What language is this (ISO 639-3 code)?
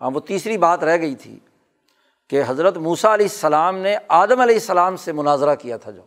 urd